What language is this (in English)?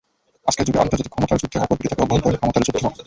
Bangla